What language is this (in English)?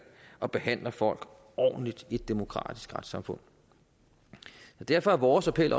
Danish